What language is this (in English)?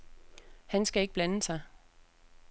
Danish